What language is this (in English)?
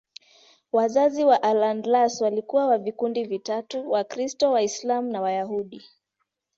Swahili